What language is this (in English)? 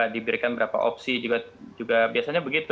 Indonesian